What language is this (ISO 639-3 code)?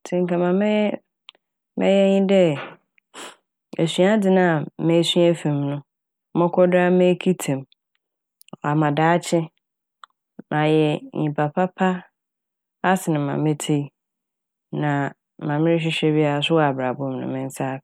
aka